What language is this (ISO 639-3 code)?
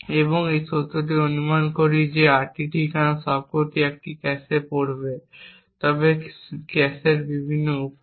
ben